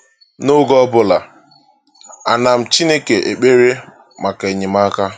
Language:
Igbo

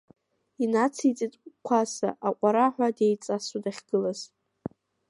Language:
Abkhazian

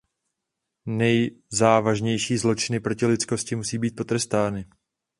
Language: Czech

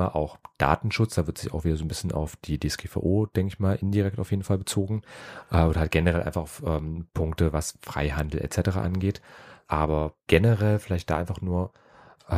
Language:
German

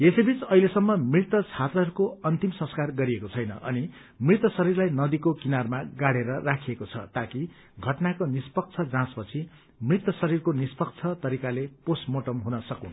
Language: Nepali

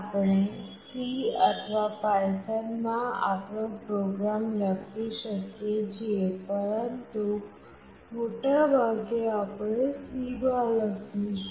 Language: Gujarati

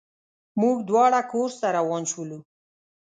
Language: Pashto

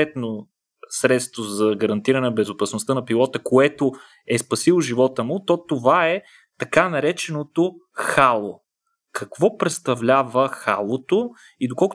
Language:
Bulgarian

